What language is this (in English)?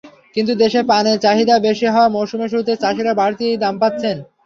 Bangla